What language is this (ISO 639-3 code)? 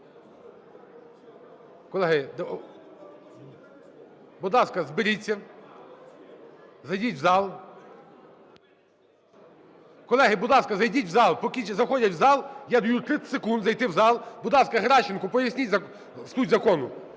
ukr